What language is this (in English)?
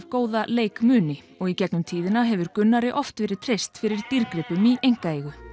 Icelandic